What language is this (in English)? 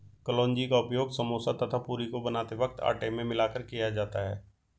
Hindi